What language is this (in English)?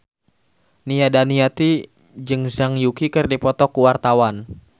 Sundanese